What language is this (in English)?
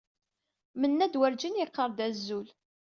Kabyle